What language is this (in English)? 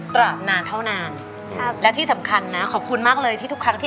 Thai